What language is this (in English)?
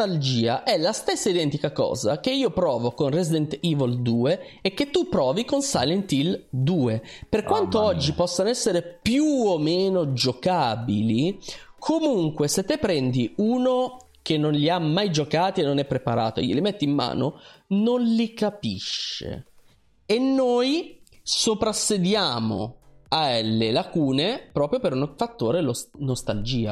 Italian